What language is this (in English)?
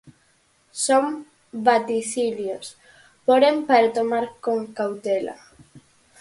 Galician